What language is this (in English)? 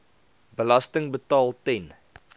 Afrikaans